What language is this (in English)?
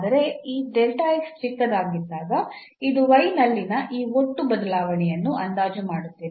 Kannada